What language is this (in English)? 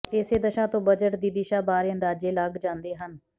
Punjabi